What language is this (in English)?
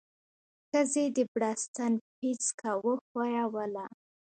Pashto